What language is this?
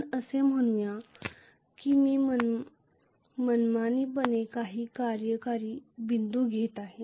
Marathi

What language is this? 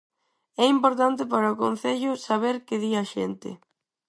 Galician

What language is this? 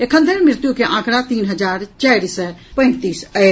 Maithili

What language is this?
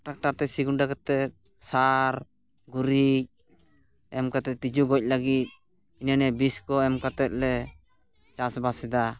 Santali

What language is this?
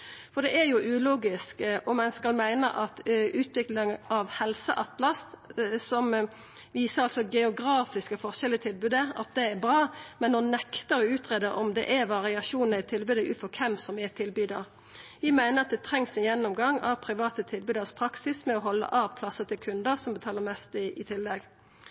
Norwegian Nynorsk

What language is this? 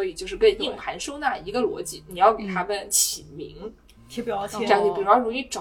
Chinese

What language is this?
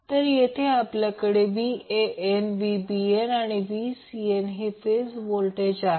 Marathi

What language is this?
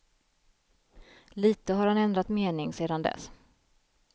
Swedish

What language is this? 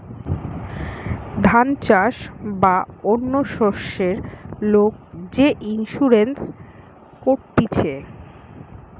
Bangla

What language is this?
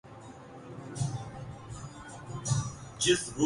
Urdu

